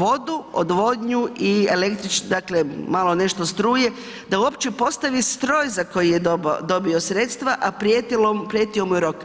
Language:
Croatian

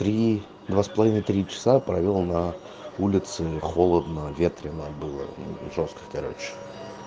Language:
Russian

